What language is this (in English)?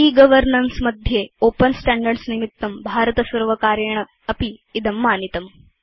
Sanskrit